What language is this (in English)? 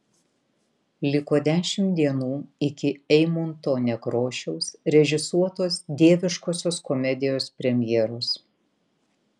Lithuanian